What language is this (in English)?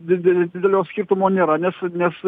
Lithuanian